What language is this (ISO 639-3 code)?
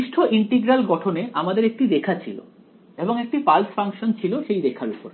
ben